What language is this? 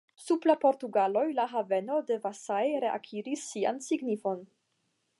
Esperanto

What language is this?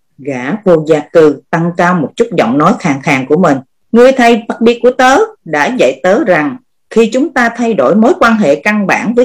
Vietnamese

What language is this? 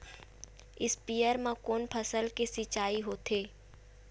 Chhattisgarhi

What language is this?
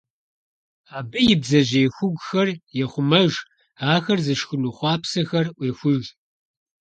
Kabardian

